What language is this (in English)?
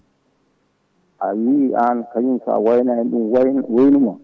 Fula